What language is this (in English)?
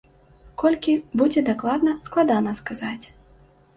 Belarusian